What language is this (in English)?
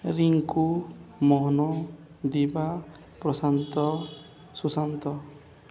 Odia